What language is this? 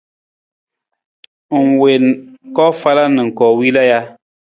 Nawdm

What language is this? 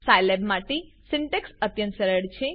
Gujarati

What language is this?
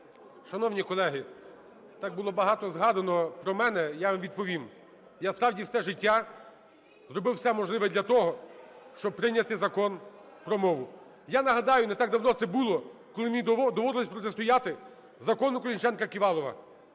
Ukrainian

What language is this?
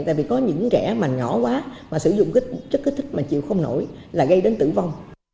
Vietnamese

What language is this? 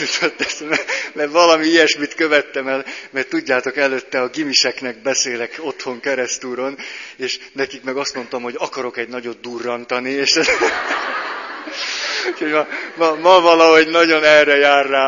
Hungarian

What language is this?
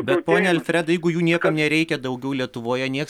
Lithuanian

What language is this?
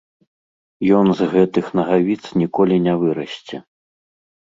Belarusian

